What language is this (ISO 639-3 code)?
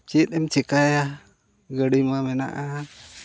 sat